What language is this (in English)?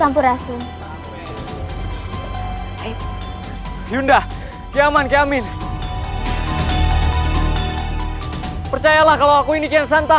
Indonesian